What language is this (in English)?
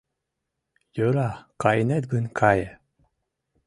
Mari